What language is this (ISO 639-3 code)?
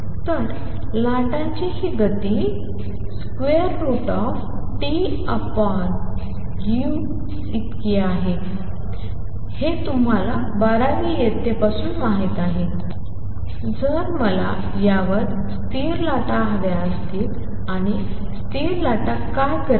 mar